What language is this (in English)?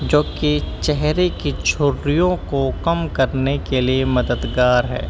Urdu